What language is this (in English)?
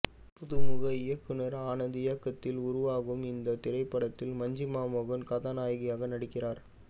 Tamil